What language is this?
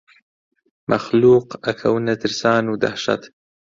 Central Kurdish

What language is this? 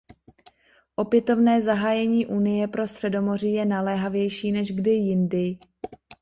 Czech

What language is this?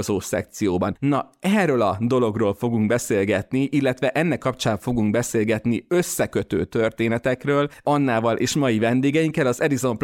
Hungarian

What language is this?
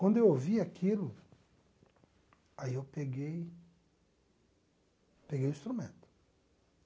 Portuguese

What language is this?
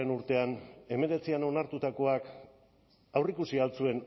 Basque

